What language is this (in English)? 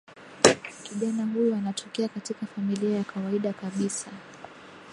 Swahili